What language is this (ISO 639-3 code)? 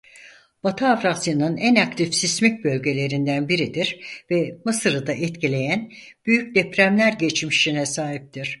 tur